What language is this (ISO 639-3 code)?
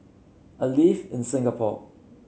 eng